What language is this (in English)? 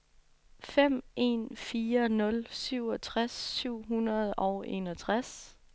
Danish